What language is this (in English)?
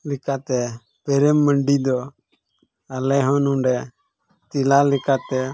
Santali